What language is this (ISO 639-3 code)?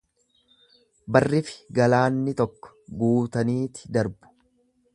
orm